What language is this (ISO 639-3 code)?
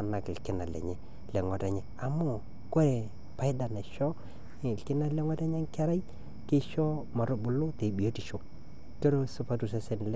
mas